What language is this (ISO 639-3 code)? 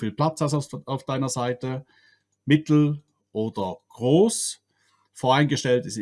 deu